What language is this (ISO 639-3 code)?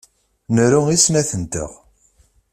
kab